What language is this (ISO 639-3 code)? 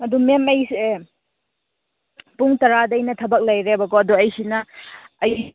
mni